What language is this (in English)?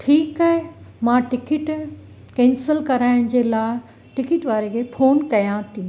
Sindhi